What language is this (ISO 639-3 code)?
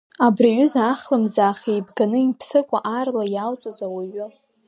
abk